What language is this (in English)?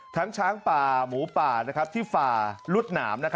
Thai